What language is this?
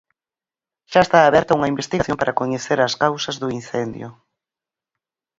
Galician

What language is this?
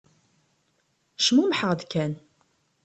Kabyle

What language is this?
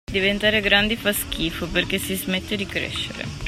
Italian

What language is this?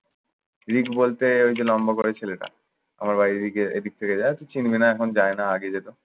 Bangla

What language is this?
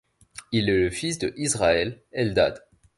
French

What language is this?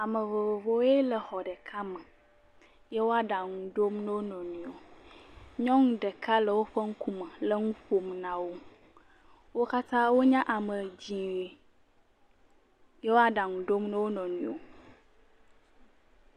Ewe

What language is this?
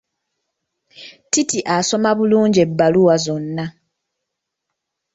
Ganda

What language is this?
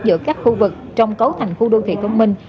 Vietnamese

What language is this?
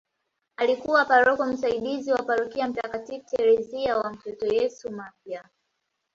Swahili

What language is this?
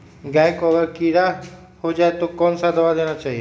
Magahi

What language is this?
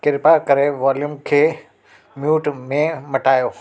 Sindhi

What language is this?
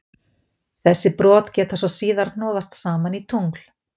Icelandic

